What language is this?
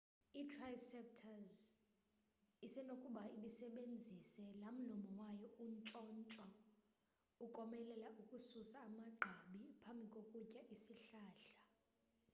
Xhosa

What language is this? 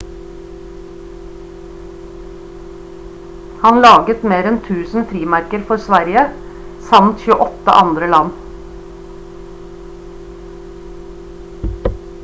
Norwegian Bokmål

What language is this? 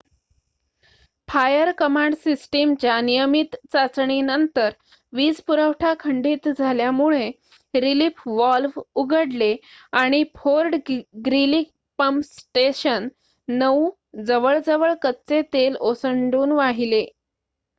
Marathi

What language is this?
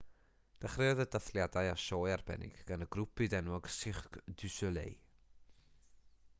Welsh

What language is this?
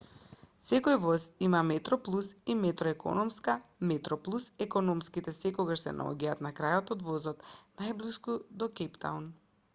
Macedonian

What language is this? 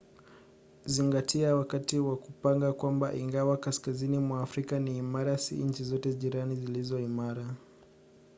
Swahili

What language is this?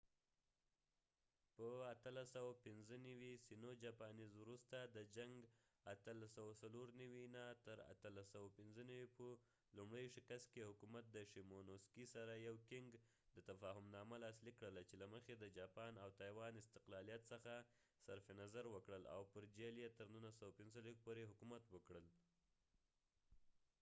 Pashto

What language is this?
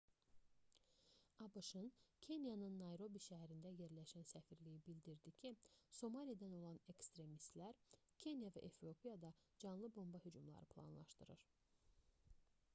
Azerbaijani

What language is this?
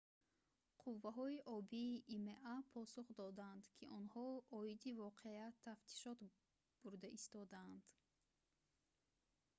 Tajik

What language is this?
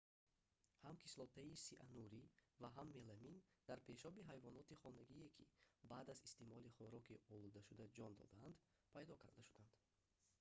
Tajik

